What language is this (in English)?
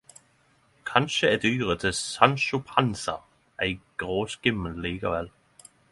Norwegian Nynorsk